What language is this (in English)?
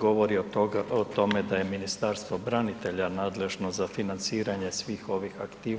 Croatian